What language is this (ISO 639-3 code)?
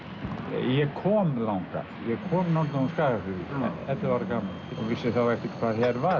isl